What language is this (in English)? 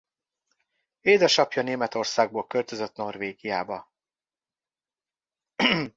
Hungarian